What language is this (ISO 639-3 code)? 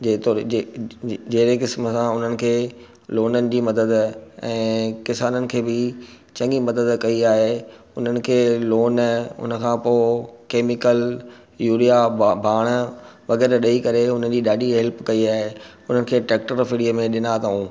snd